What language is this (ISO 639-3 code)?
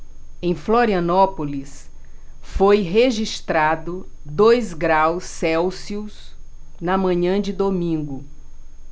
por